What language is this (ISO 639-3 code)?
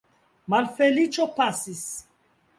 epo